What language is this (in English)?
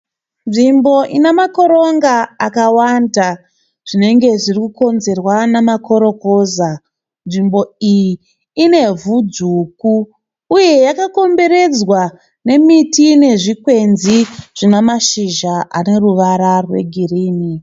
Shona